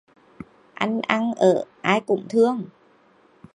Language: Vietnamese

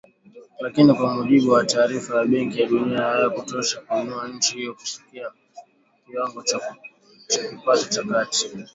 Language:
Swahili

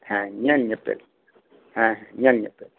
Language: Santali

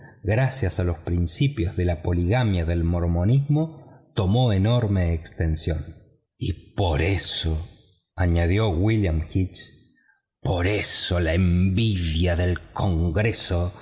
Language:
Spanish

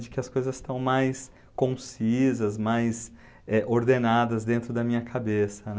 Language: Portuguese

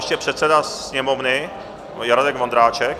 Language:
Czech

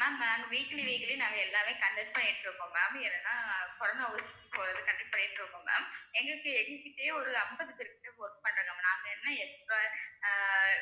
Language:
Tamil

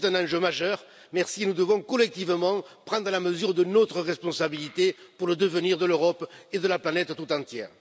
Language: French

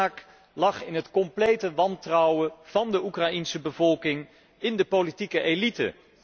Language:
Dutch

